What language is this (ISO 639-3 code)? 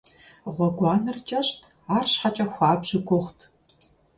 kbd